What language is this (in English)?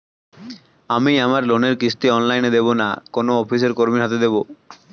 Bangla